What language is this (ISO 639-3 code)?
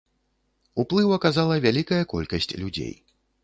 bel